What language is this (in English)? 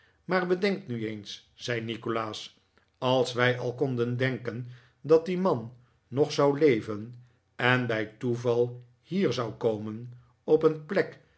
Dutch